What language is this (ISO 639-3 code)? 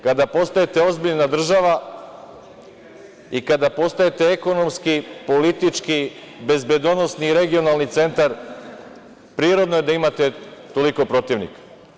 srp